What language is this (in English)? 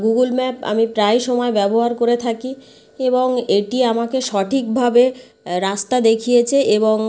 Bangla